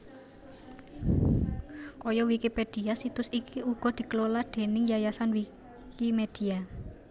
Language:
Javanese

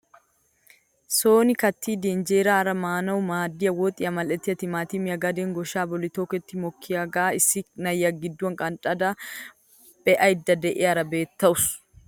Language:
Wolaytta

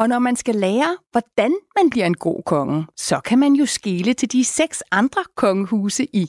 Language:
Danish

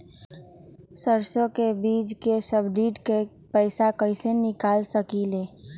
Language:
Magahi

